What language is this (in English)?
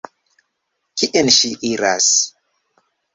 Esperanto